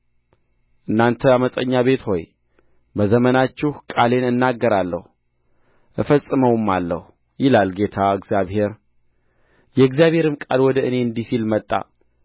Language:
Amharic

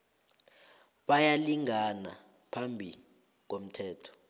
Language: South Ndebele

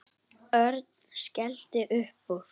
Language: Icelandic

